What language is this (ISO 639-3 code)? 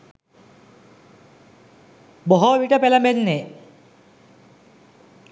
sin